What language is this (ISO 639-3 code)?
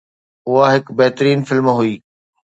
snd